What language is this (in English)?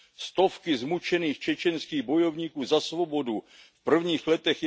Czech